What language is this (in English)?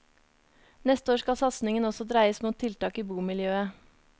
Norwegian